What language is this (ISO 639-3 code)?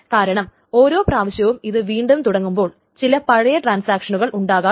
mal